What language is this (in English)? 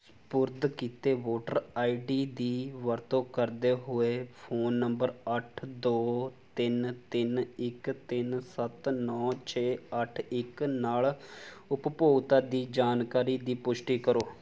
Punjabi